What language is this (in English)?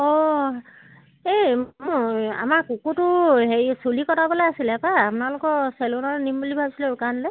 Assamese